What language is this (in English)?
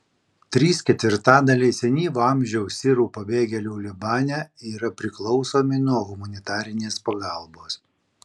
Lithuanian